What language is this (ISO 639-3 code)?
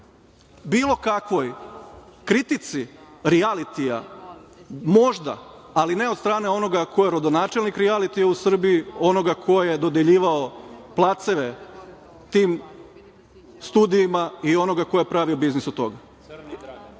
srp